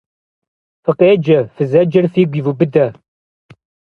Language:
Kabardian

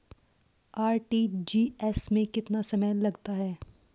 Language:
Hindi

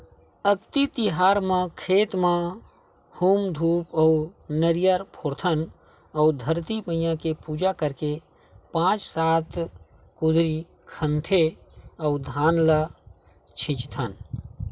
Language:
Chhattisgarhi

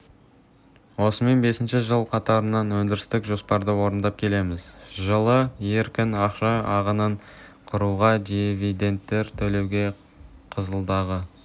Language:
Kazakh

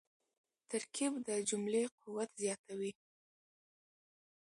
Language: Pashto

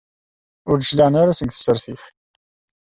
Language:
Kabyle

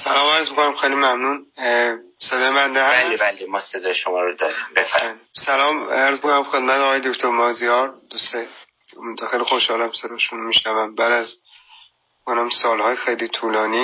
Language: Persian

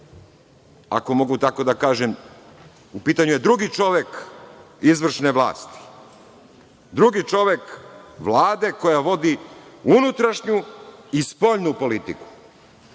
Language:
Serbian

